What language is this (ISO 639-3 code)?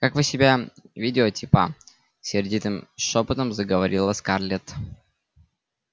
rus